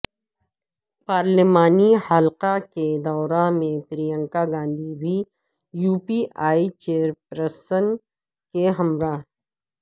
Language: Urdu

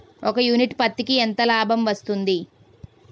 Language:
Telugu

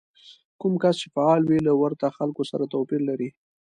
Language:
Pashto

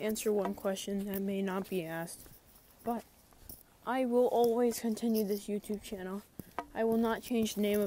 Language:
English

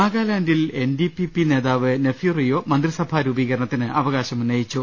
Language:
Malayalam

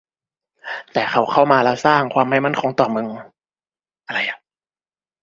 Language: Thai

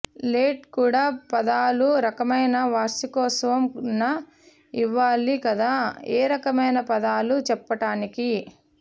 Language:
Telugu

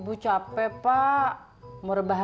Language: Indonesian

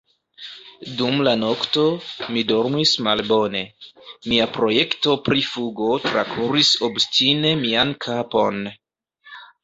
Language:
Esperanto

